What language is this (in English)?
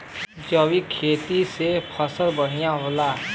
Bhojpuri